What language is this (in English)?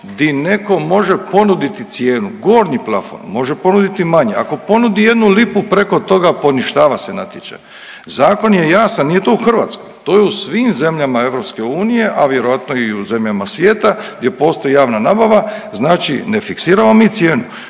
Croatian